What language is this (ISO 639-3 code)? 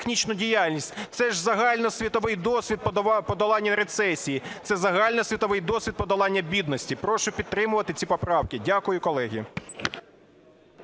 ukr